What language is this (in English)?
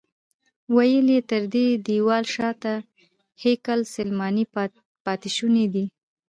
Pashto